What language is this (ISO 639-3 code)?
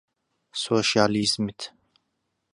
ckb